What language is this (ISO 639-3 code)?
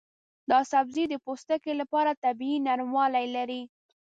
pus